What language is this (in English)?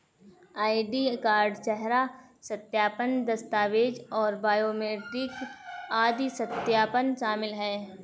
Hindi